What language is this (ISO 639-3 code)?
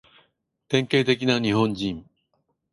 jpn